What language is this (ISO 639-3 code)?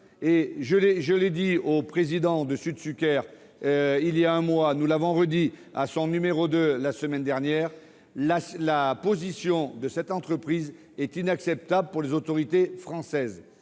fra